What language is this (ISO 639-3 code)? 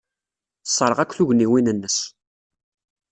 kab